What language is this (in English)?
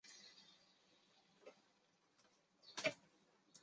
Chinese